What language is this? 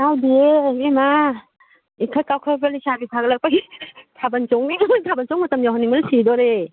Manipuri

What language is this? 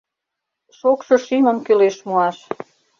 Mari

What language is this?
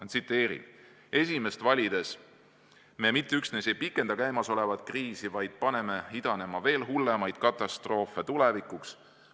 Estonian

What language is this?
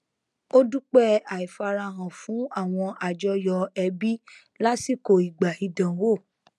Yoruba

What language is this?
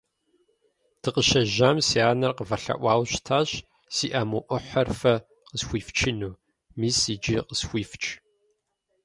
Kabardian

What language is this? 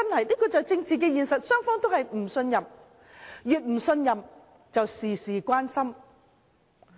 Cantonese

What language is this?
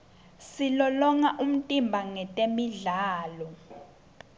Swati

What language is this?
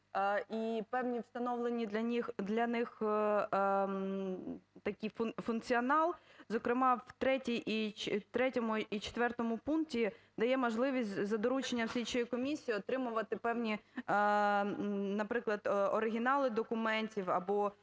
Ukrainian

